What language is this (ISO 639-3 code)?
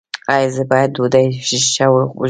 pus